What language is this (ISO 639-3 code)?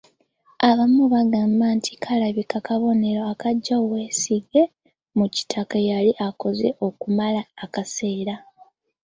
lug